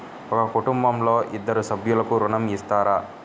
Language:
Telugu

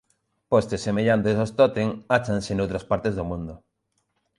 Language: Galician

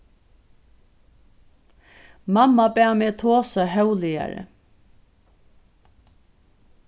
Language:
Faroese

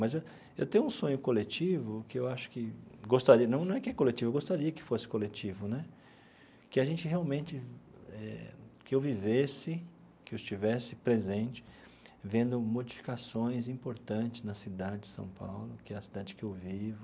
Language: Portuguese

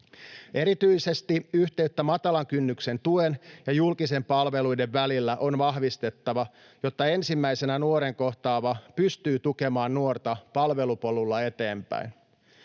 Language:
Finnish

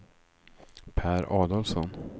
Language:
Swedish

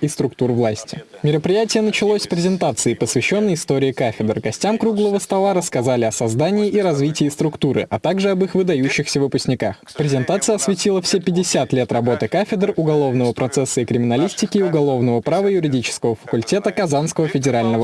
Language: Russian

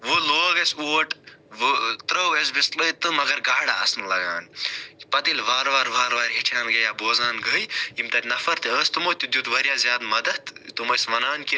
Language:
Kashmiri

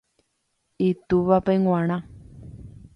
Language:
Guarani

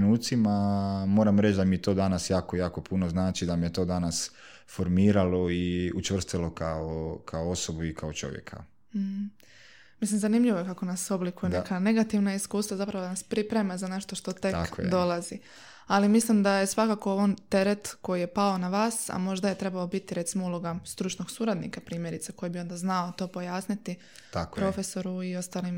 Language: Croatian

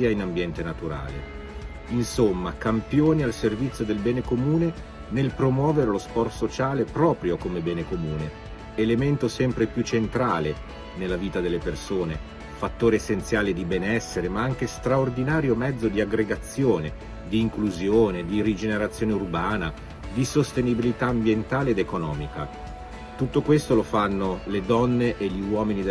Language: Italian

